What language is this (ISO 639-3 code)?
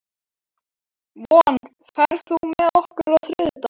isl